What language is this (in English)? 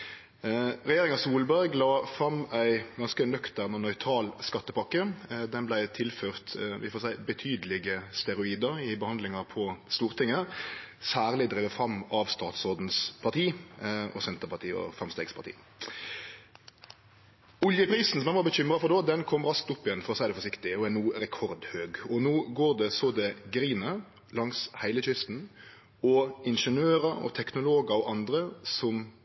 Norwegian Nynorsk